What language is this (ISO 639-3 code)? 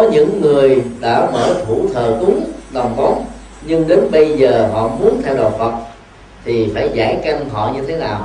vie